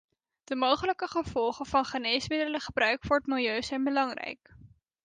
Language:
Dutch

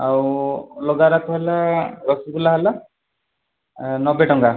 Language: Odia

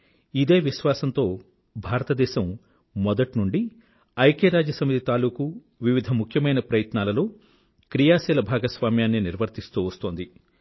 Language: Telugu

